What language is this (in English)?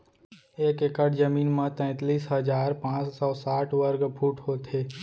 Chhattisgarhi